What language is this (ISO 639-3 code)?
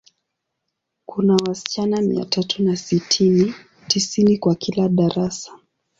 swa